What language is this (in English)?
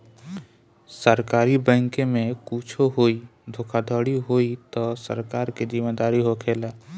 Bhojpuri